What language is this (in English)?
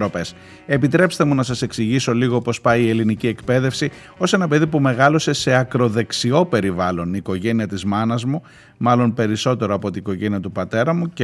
Greek